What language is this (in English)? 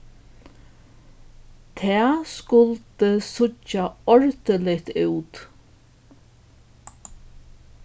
Faroese